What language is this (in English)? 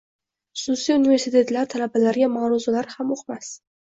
Uzbek